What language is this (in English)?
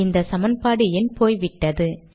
Tamil